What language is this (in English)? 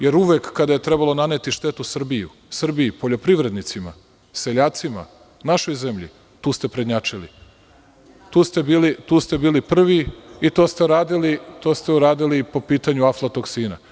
Serbian